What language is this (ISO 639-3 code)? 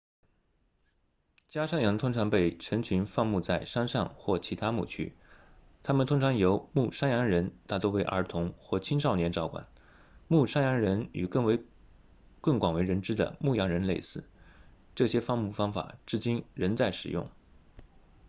zho